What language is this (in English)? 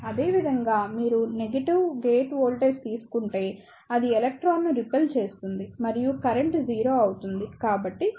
Telugu